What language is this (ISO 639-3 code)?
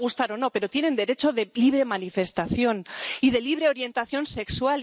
spa